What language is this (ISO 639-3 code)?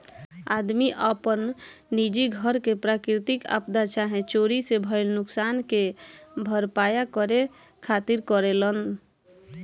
bho